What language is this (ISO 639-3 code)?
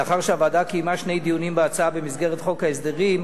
heb